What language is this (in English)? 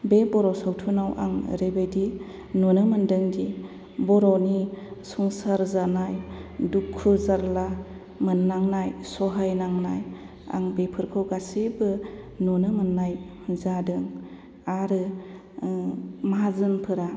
Bodo